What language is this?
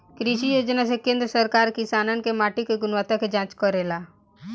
Bhojpuri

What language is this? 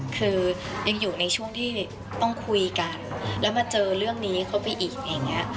Thai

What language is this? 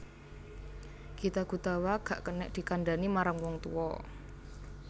Javanese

